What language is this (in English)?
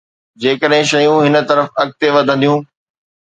Sindhi